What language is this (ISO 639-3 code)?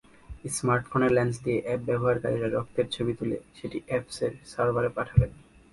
ben